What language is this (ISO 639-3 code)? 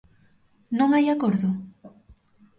glg